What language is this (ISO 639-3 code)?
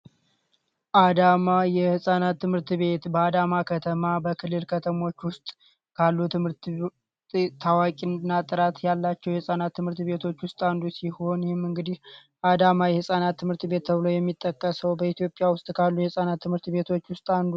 amh